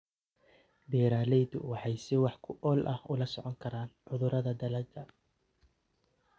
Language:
Somali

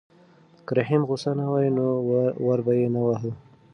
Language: Pashto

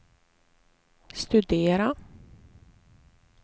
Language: Swedish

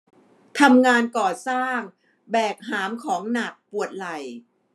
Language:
Thai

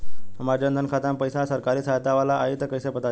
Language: Bhojpuri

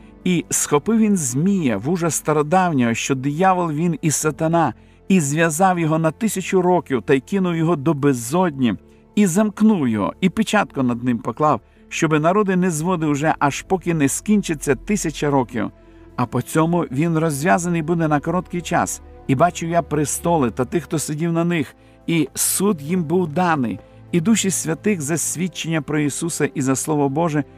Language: Ukrainian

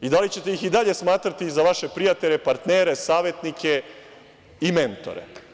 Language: Serbian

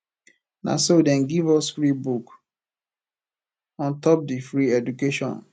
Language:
Nigerian Pidgin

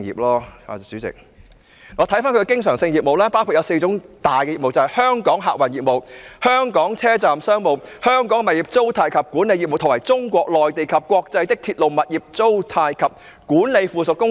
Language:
Cantonese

